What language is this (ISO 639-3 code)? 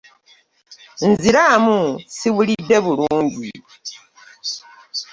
lug